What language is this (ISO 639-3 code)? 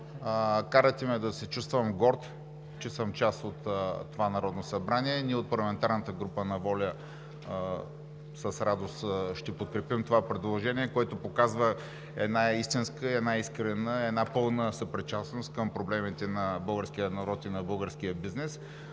bul